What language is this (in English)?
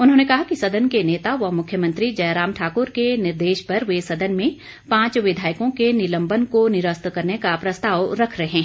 Hindi